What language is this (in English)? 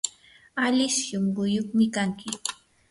Yanahuanca Pasco Quechua